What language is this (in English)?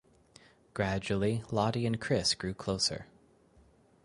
English